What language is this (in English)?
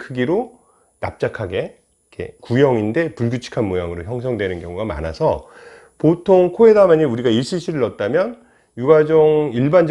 Korean